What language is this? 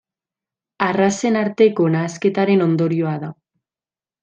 Basque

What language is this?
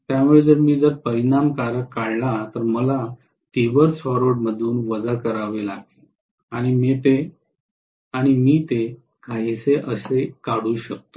Marathi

